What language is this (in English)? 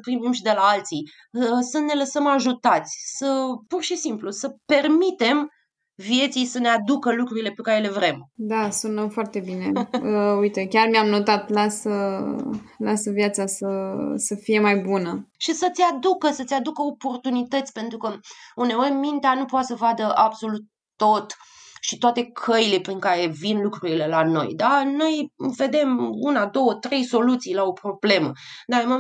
Romanian